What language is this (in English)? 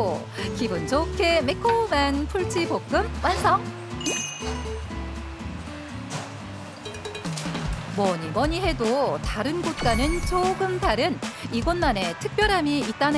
Korean